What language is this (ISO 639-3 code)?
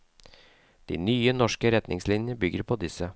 nor